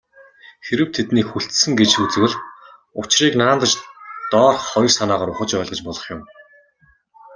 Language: Mongolian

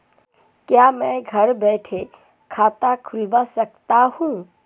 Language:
Hindi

